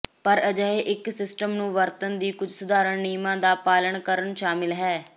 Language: Punjabi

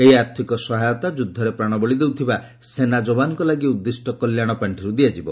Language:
Odia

